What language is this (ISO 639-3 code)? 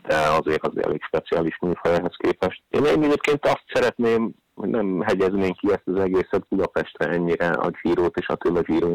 hun